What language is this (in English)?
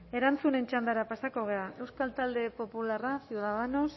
Basque